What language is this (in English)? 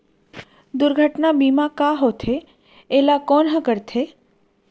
Chhattisgarhi